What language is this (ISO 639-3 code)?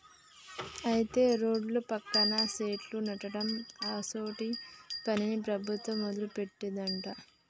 tel